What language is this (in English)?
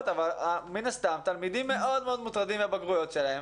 Hebrew